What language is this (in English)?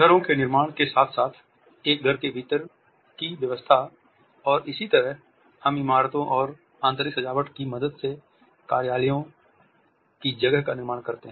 Hindi